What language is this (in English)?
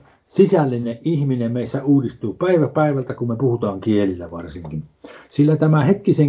Finnish